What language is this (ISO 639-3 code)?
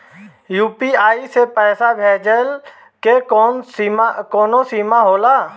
bho